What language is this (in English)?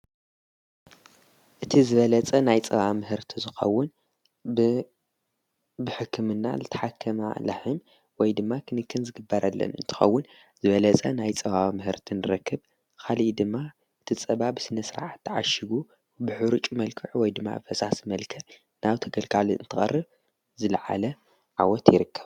Tigrinya